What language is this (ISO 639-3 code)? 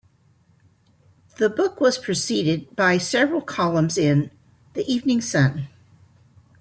eng